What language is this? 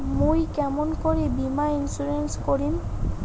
Bangla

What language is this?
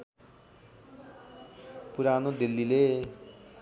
Nepali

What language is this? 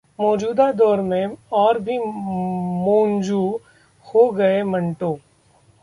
Hindi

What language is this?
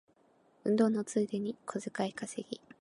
Japanese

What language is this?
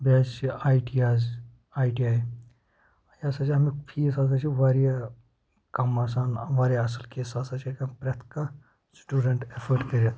Kashmiri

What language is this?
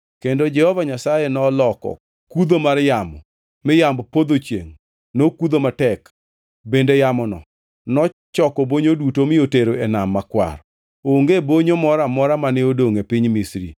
Luo (Kenya and Tanzania)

